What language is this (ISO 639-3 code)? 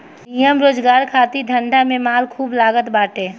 bho